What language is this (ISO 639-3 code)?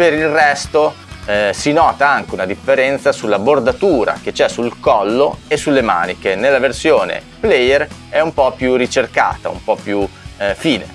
ita